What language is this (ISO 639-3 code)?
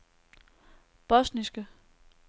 dan